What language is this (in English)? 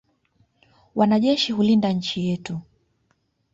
Swahili